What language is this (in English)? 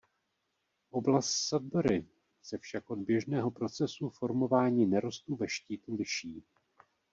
Czech